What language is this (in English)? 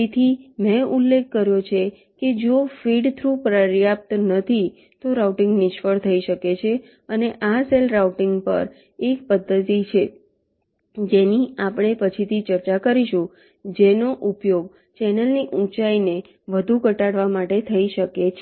Gujarati